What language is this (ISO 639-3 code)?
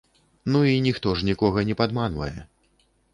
bel